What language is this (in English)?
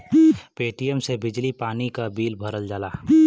Bhojpuri